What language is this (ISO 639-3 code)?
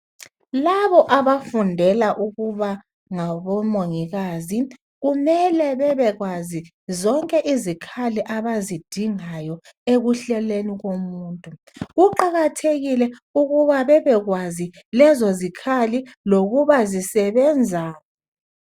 nde